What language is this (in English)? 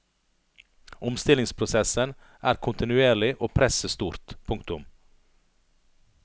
Norwegian